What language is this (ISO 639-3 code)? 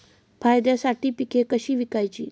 mar